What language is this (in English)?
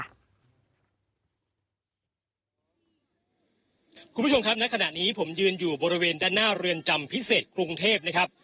Thai